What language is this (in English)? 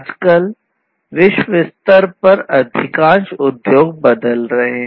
Hindi